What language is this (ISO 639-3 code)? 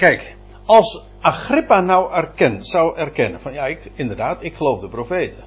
nld